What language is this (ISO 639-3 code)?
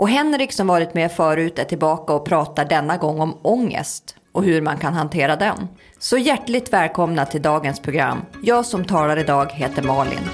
swe